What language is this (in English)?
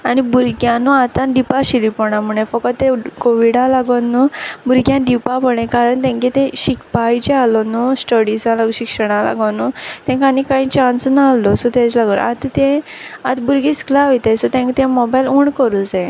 Konkani